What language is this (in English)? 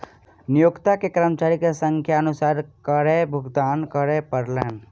Maithili